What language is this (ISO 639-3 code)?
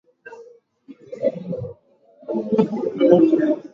swa